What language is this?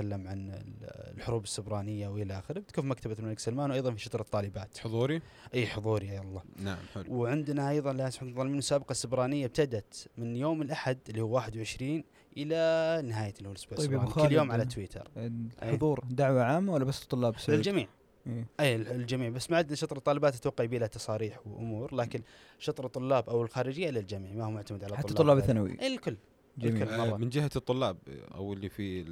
Arabic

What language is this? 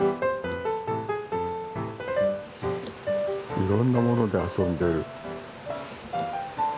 Japanese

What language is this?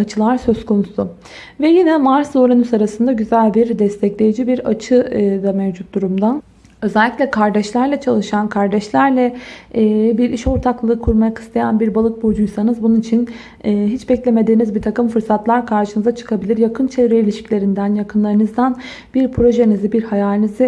Turkish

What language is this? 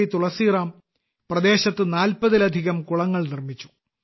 Malayalam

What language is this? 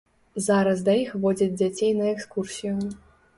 Belarusian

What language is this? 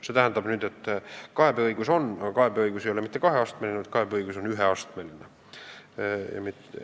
Estonian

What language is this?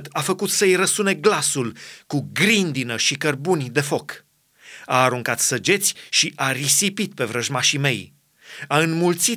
Romanian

